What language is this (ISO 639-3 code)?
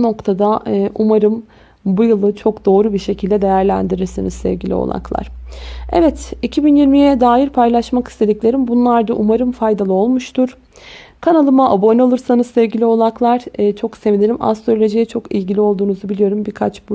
tur